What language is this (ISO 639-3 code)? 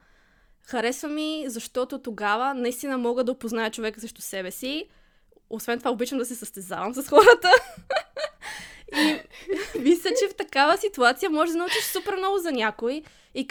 bul